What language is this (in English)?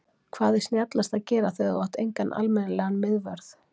Icelandic